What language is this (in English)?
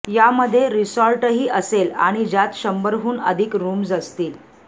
Marathi